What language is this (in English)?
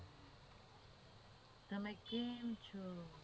Gujarati